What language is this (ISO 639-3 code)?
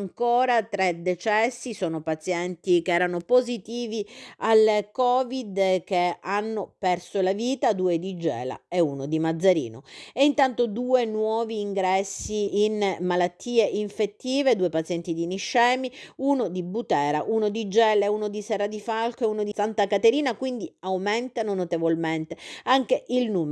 ita